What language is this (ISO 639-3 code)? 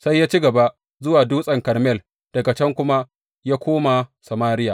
hau